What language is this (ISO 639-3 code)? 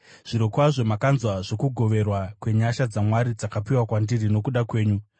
sna